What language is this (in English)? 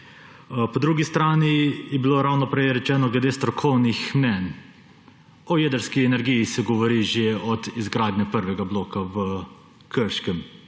Slovenian